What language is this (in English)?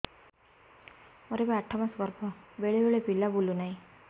Odia